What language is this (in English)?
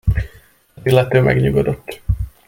Hungarian